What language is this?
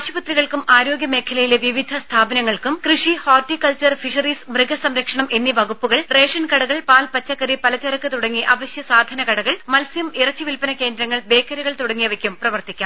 Malayalam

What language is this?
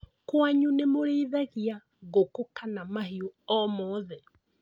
Kikuyu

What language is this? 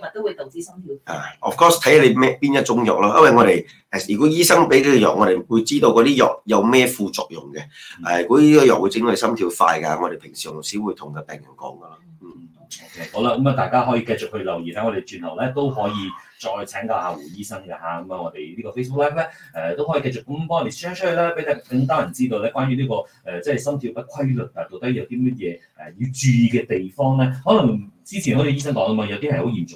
Chinese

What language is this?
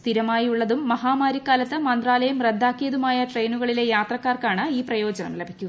Malayalam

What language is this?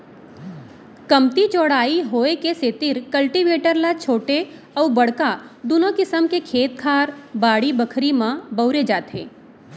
Chhattisgarhi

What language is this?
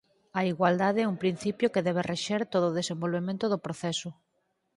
Galician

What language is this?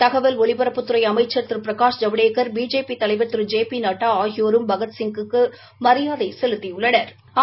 Tamil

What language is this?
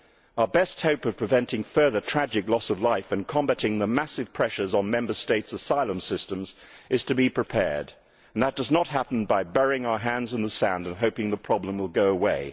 English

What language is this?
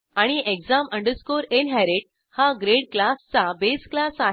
Marathi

